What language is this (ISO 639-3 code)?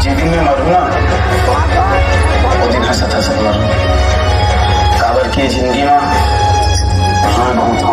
ara